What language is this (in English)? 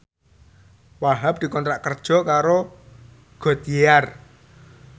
Javanese